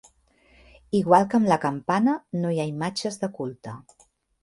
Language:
Catalan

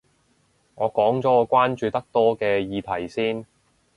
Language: Cantonese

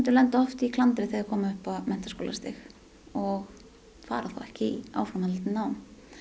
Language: Icelandic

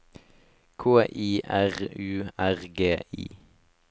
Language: Norwegian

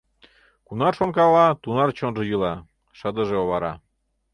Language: Mari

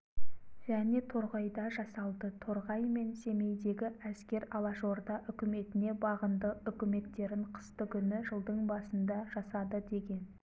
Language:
Kazakh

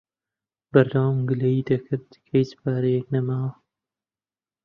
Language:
Central Kurdish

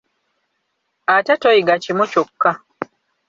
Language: Ganda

